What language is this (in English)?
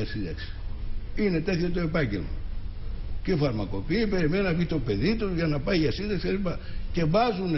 Greek